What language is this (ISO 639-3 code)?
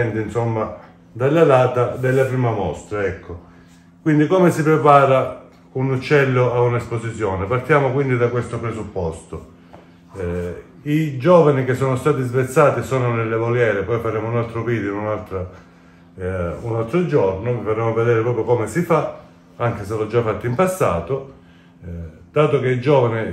ita